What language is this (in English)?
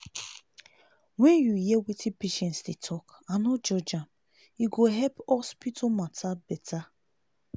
Nigerian Pidgin